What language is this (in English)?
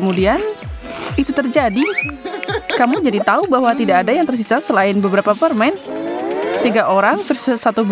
Indonesian